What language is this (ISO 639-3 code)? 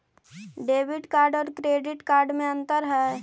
mag